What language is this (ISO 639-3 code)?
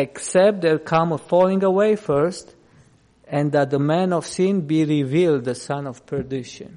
eng